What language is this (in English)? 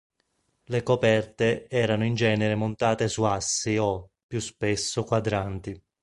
Italian